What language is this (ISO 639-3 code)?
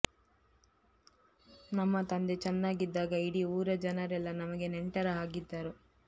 kan